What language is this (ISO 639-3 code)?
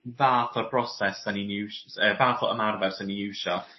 cym